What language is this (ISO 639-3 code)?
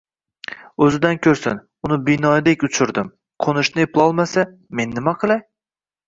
uzb